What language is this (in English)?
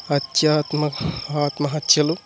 Telugu